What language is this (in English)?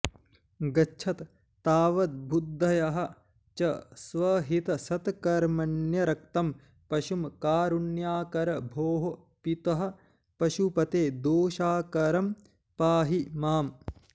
Sanskrit